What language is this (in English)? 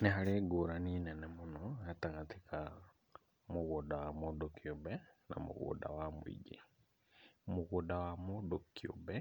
Kikuyu